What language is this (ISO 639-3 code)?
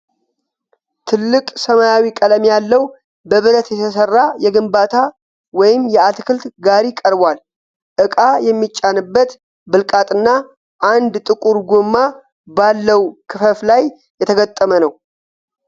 amh